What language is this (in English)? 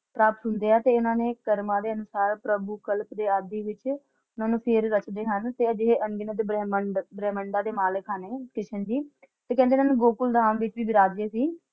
Punjabi